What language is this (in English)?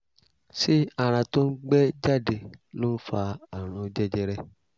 Yoruba